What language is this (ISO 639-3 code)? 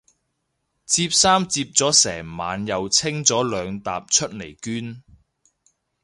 yue